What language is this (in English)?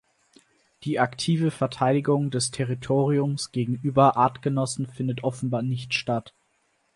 German